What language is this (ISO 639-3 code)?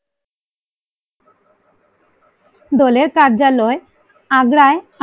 ben